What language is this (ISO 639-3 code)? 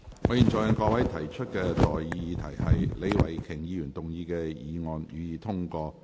yue